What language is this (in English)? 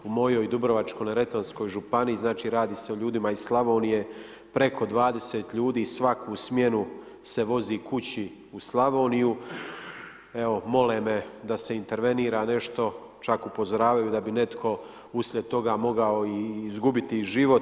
Croatian